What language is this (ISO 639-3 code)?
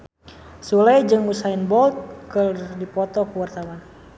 sun